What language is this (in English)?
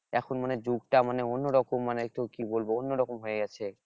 Bangla